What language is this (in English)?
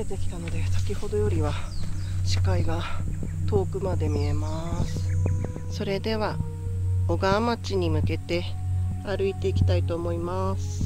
Japanese